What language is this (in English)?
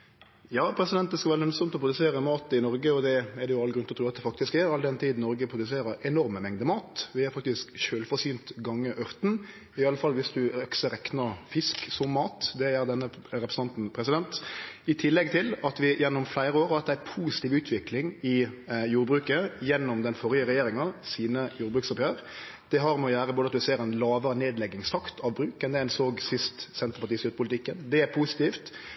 Norwegian